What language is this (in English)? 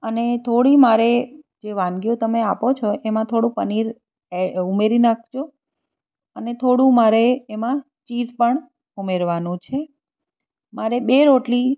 Gujarati